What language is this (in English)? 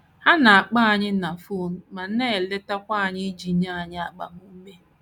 Igbo